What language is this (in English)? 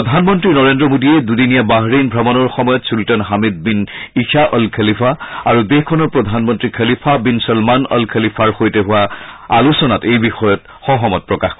Assamese